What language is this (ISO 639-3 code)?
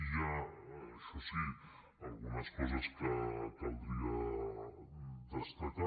cat